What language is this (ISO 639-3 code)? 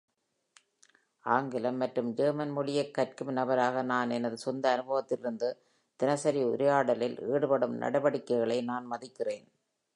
tam